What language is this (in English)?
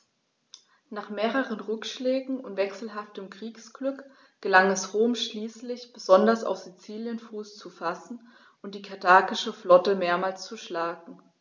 German